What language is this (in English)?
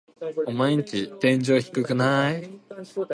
Japanese